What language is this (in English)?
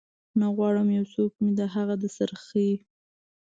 Pashto